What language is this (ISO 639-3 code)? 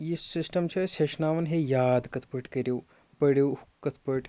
kas